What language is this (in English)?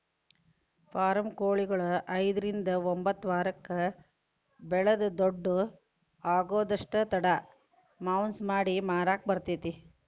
Kannada